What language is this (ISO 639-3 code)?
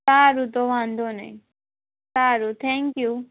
guj